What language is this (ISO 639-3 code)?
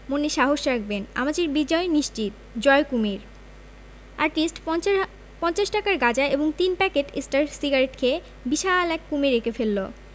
ben